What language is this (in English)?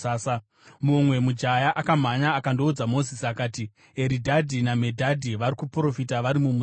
Shona